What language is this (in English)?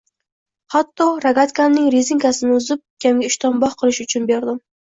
Uzbek